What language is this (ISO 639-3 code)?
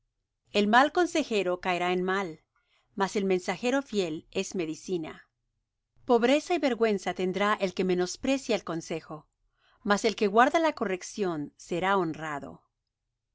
spa